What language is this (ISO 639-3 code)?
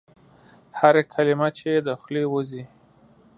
pus